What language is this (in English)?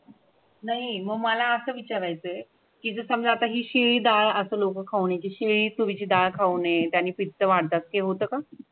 Marathi